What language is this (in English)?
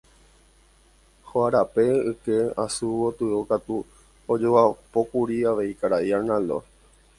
Guarani